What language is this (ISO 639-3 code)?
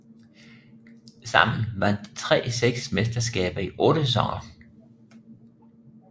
dan